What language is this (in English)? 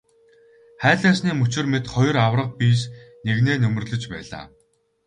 Mongolian